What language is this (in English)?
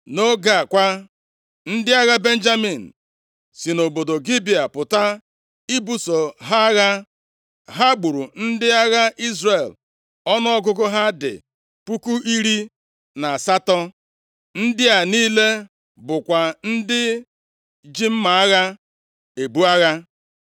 Igbo